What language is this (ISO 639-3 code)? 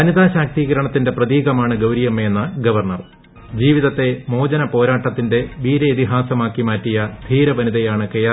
mal